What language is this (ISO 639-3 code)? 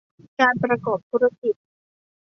tha